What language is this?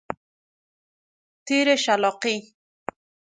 Persian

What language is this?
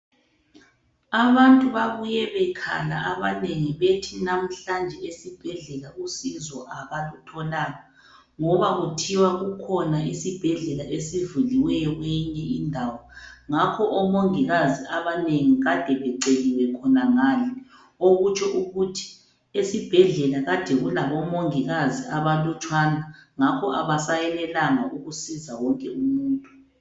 North Ndebele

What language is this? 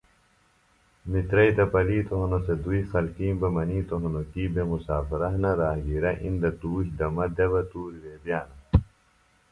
Phalura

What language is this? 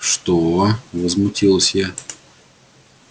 Russian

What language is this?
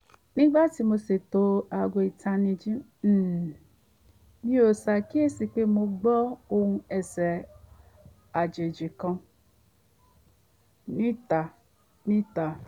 Yoruba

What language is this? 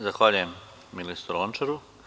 Serbian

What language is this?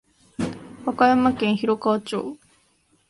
Japanese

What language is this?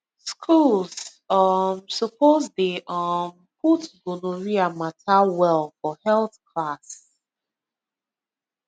Nigerian Pidgin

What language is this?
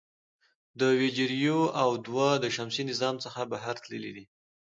Pashto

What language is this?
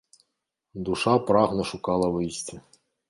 Belarusian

